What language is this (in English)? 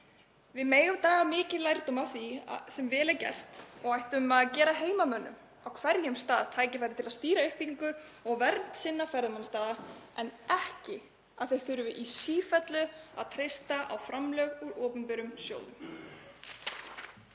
Icelandic